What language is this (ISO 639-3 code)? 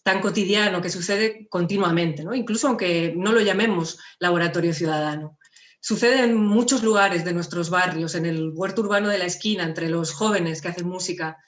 spa